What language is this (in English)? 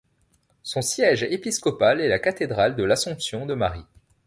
French